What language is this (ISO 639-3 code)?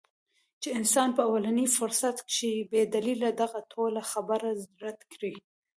pus